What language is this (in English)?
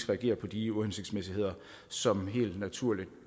Danish